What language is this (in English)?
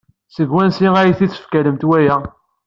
Kabyle